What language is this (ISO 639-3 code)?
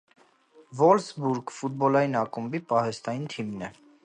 hye